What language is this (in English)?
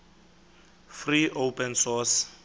Xhosa